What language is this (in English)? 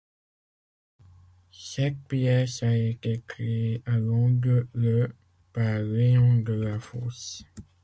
French